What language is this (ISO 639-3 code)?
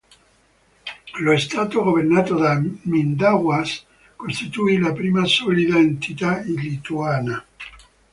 ita